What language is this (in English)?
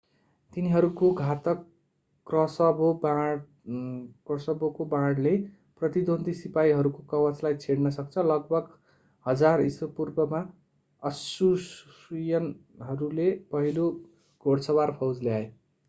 Nepali